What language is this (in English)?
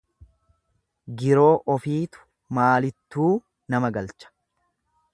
Oromo